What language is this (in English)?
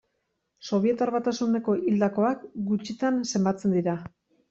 Basque